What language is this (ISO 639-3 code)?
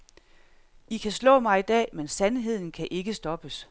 dan